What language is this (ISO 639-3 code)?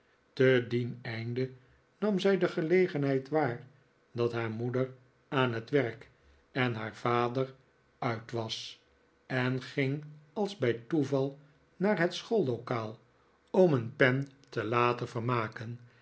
nld